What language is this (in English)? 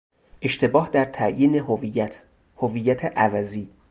Persian